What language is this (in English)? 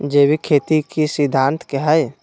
Magahi